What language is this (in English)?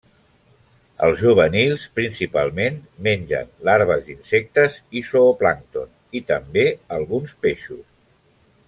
Catalan